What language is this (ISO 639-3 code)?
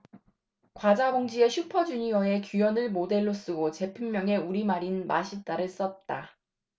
kor